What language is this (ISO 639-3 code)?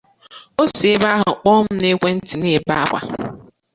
ibo